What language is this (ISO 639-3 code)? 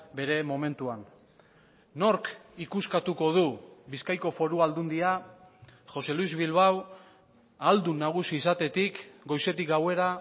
eus